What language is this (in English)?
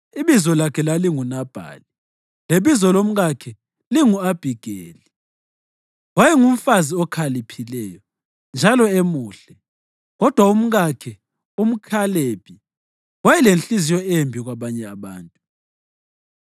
North Ndebele